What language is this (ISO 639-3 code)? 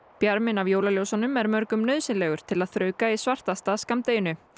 isl